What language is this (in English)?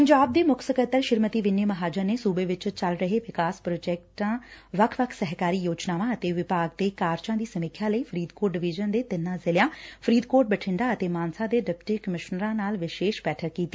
Punjabi